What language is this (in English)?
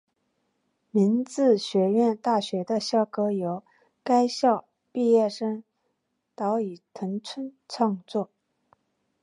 Chinese